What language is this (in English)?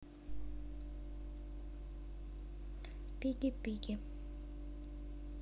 Russian